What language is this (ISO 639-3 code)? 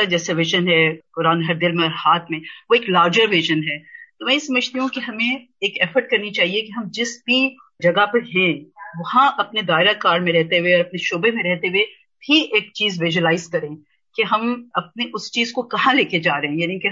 urd